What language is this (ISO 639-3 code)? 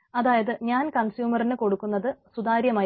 mal